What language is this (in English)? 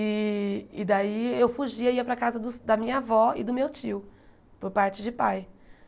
Portuguese